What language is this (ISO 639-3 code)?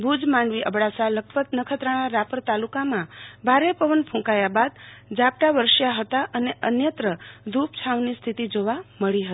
guj